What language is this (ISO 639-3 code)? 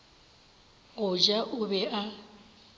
nso